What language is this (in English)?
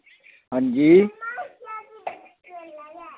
Dogri